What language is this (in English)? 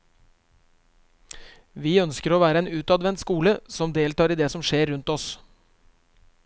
Norwegian